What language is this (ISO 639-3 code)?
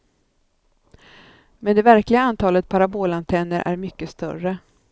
swe